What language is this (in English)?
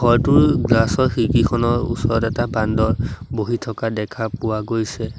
Assamese